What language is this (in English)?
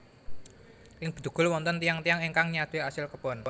Javanese